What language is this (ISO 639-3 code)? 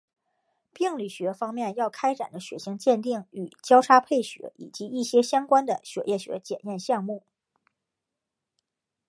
zho